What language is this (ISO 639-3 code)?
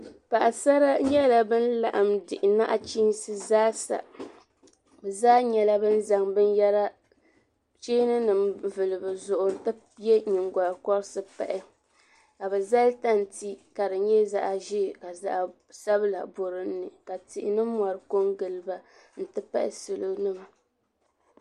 dag